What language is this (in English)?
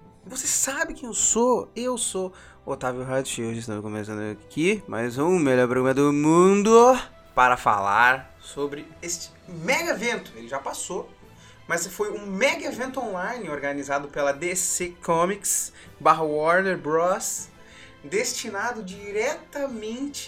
Portuguese